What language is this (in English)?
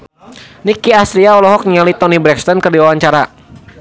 Sundanese